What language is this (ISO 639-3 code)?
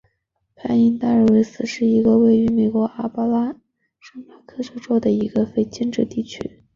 zho